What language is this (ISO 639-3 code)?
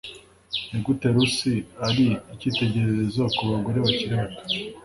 kin